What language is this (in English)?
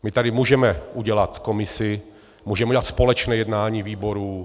Czech